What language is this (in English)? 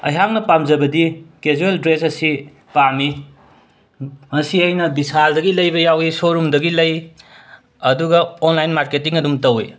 Manipuri